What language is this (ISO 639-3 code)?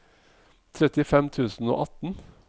nor